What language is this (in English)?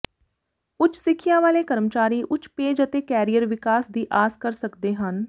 Punjabi